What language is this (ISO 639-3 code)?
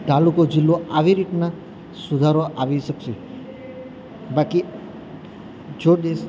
guj